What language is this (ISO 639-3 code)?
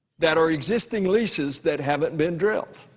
eng